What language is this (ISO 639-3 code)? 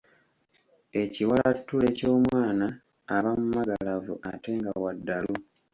lug